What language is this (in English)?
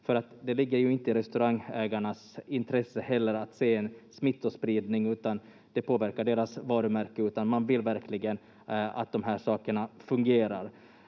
Finnish